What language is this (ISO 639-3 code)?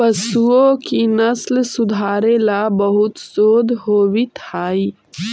mag